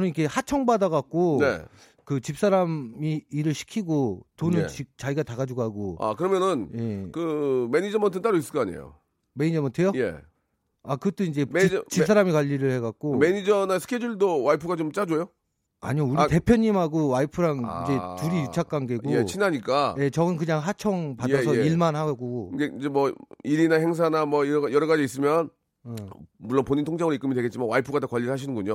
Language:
Korean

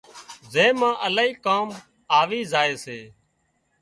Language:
Wadiyara Koli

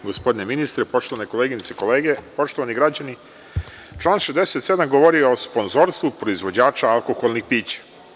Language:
Serbian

